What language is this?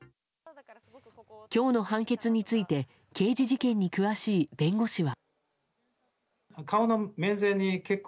Japanese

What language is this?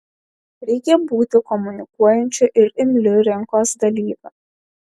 Lithuanian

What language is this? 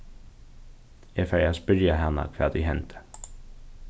Faroese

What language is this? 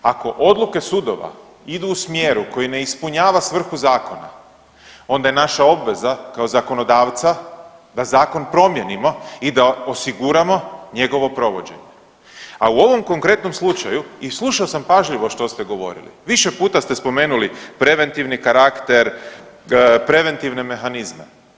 Croatian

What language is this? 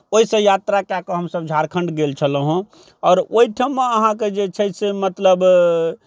Maithili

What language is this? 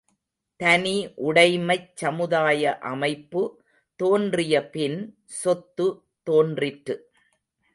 Tamil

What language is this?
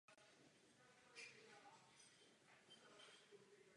Czech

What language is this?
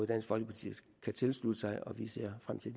Danish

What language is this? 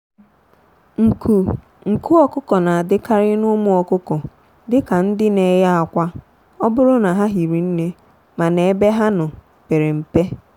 Igbo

